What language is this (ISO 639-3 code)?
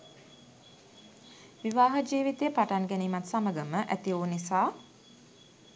sin